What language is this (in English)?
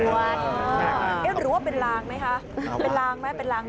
Thai